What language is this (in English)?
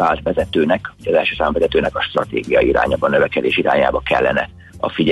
Hungarian